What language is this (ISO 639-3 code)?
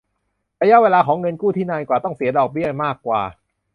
tha